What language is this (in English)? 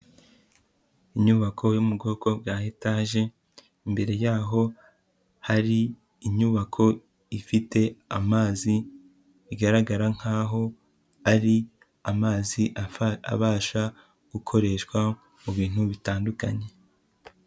Kinyarwanda